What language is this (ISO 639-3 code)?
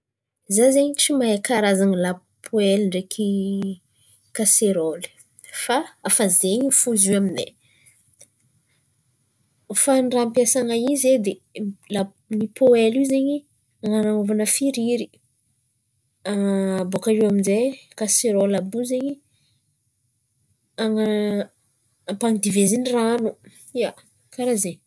xmv